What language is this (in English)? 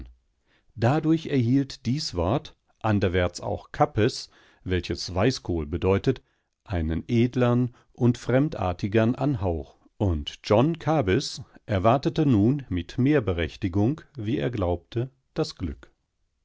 German